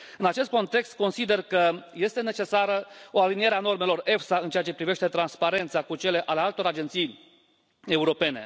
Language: Romanian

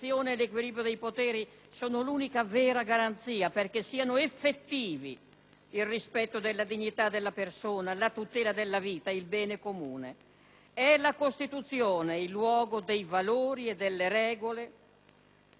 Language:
Italian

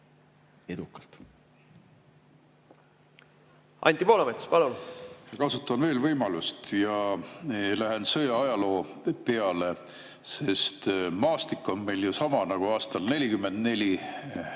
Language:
Estonian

